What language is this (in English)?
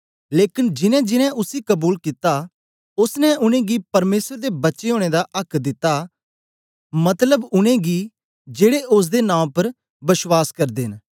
Dogri